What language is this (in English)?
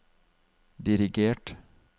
Norwegian